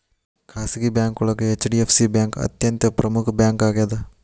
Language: Kannada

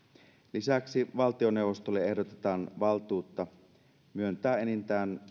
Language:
Finnish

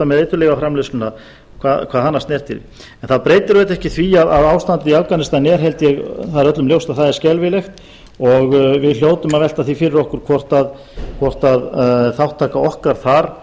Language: Icelandic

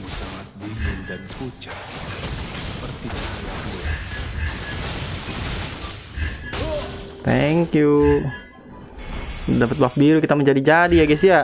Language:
Indonesian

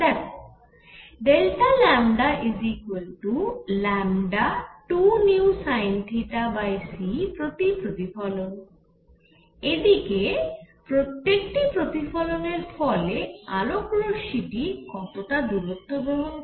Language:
Bangla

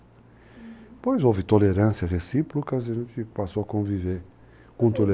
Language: Portuguese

